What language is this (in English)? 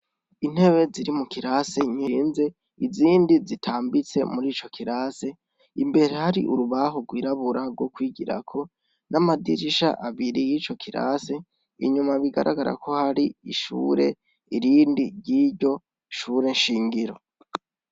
Rundi